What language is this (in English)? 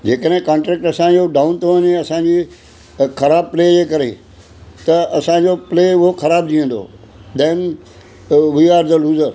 Sindhi